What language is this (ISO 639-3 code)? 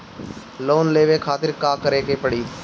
bho